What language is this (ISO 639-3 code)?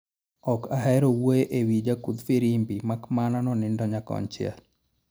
luo